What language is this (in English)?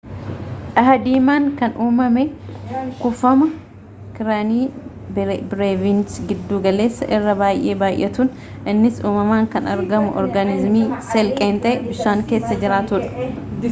Oromo